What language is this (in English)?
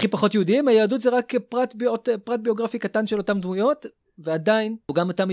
Hebrew